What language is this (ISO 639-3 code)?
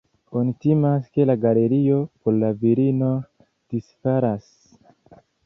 epo